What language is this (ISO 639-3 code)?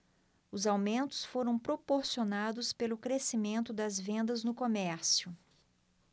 por